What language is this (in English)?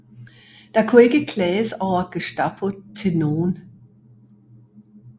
Danish